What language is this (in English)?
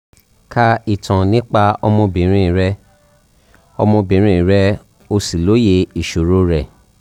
Yoruba